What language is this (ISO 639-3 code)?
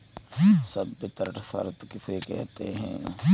hin